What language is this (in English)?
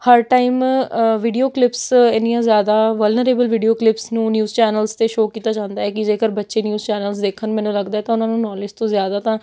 Punjabi